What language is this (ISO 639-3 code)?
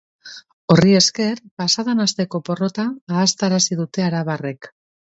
eus